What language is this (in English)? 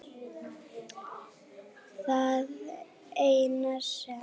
Icelandic